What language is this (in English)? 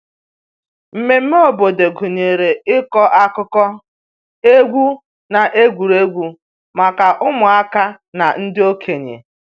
Igbo